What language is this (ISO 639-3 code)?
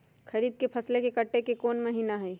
mag